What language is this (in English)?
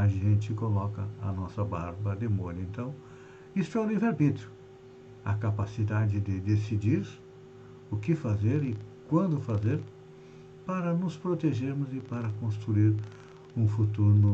Portuguese